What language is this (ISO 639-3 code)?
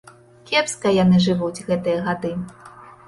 bel